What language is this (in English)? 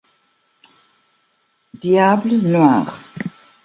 English